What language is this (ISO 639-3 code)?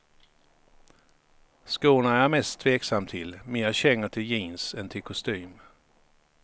swe